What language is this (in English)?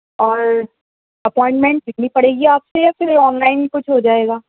Urdu